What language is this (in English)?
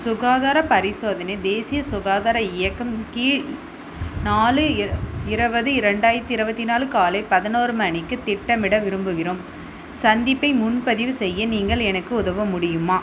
Tamil